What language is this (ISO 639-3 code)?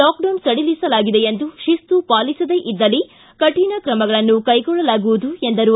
kan